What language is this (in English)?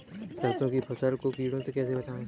Hindi